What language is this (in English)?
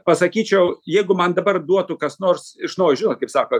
Lithuanian